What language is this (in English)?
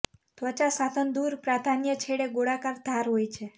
Gujarati